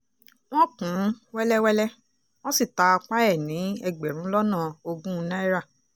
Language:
Yoruba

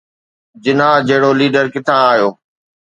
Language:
Sindhi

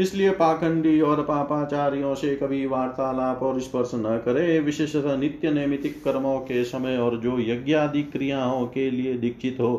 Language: Hindi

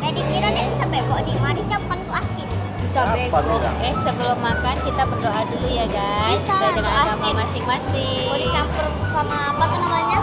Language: Indonesian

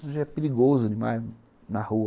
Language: Portuguese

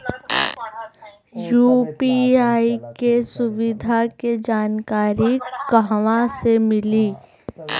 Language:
Bhojpuri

